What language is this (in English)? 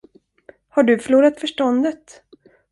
Swedish